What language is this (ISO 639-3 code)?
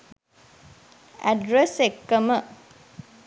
sin